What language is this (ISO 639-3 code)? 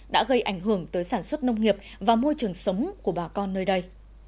vie